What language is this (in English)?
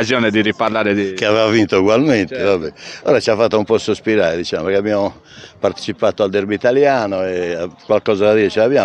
Italian